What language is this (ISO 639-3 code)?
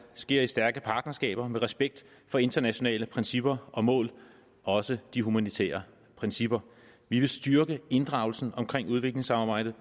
dan